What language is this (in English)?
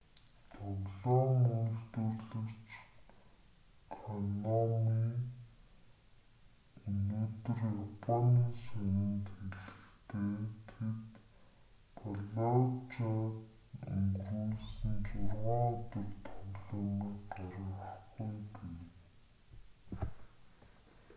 Mongolian